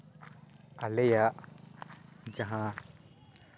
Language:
Santali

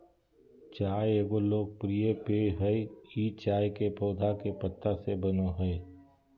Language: Magahi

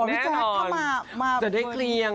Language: Thai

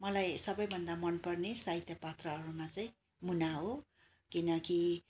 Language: Nepali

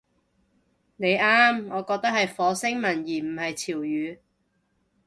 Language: Cantonese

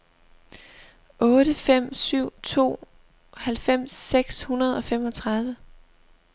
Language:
Danish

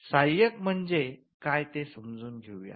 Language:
Marathi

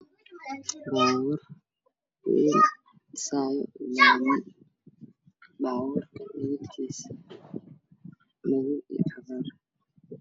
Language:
Somali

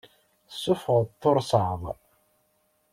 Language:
Kabyle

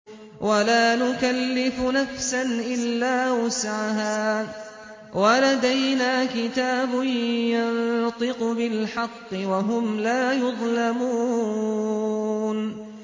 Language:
Arabic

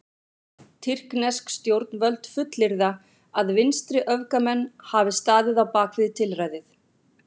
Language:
Icelandic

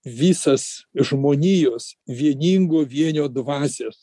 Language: Lithuanian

